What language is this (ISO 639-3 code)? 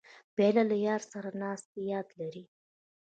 pus